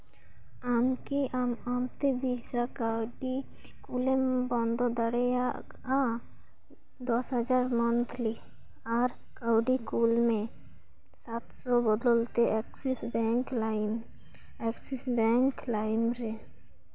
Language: Santali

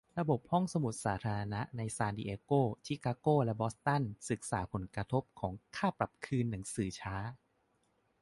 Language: Thai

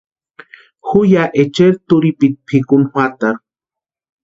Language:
Western Highland Purepecha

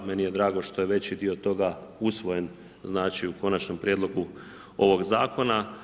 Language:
Croatian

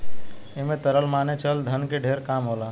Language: Bhojpuri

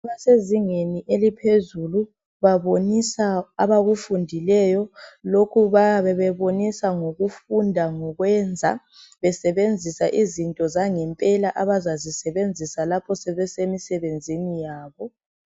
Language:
North Ndebele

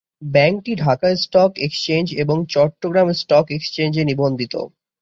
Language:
Bangla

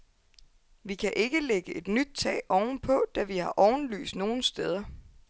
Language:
Danish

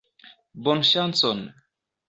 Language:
Esperanto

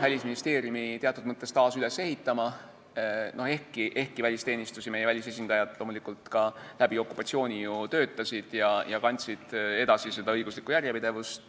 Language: Estonian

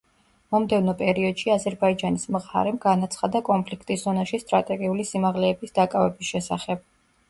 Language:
Georgian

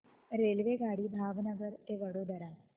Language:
Marathi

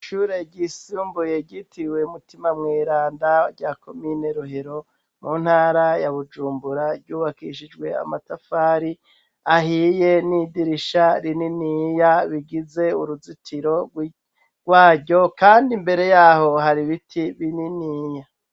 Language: Rundi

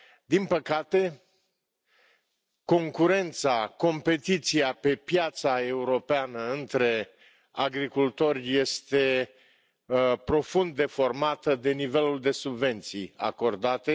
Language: Romanian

